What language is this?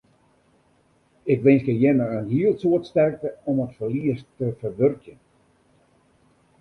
Western Frisian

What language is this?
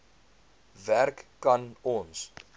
Afrikaans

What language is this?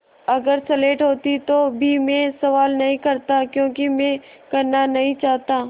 Hindi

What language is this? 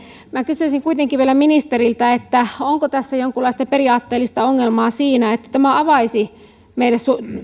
Finnish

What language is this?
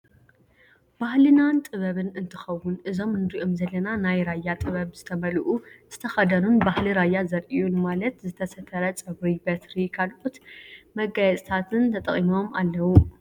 Tigrinya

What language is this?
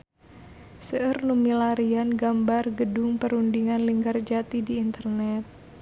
Sundanese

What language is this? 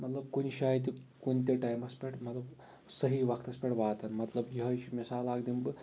Kashmiri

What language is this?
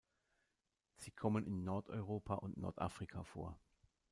German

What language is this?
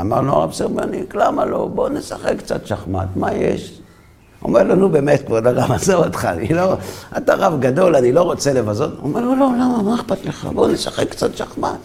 Hebrew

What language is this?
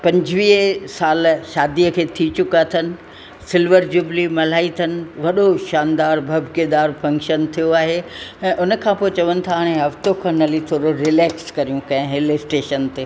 Sindhi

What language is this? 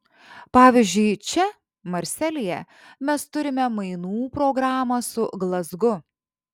Lithuanian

